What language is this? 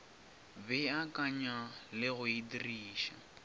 Northern Sotho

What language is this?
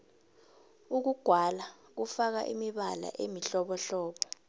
South Ndebele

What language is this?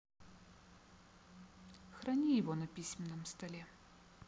Russian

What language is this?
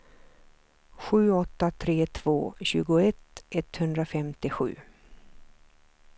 Swedish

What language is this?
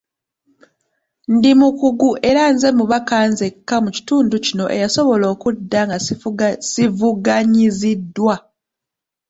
Ganda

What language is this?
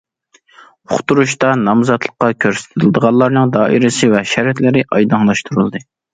Uyghur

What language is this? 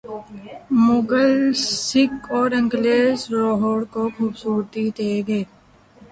Urdu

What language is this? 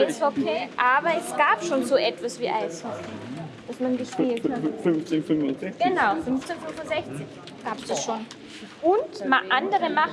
German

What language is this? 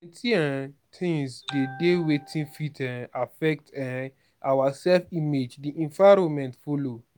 Nigerian Pidgin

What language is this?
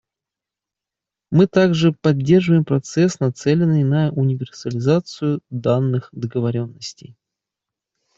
Russian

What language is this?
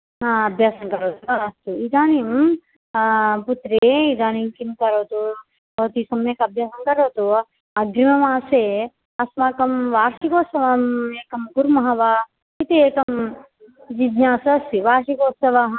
Sanskrit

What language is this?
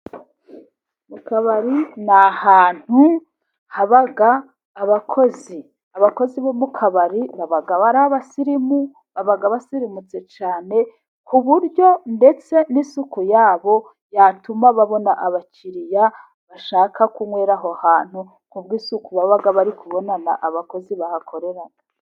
Kinyarwanda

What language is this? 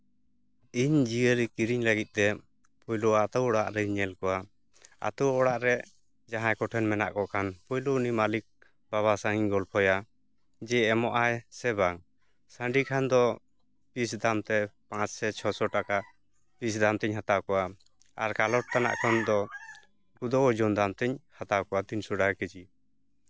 Santali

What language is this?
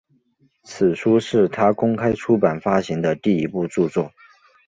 Chinese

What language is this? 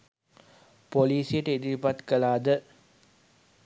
Sinhala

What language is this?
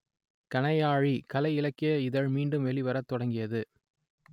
Tamil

